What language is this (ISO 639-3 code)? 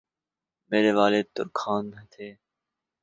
urd